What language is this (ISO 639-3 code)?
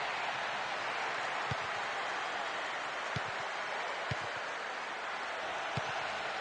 ara